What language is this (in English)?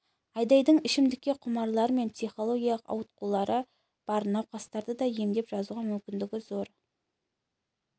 Kazakh